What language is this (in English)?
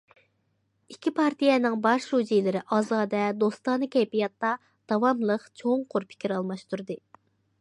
Uyghur